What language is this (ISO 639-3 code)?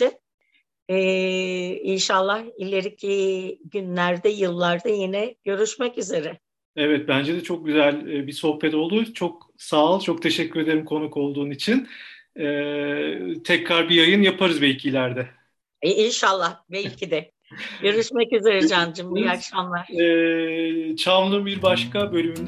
tur